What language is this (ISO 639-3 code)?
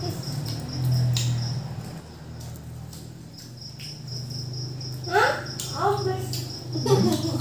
ind